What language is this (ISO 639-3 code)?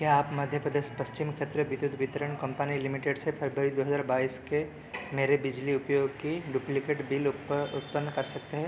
hin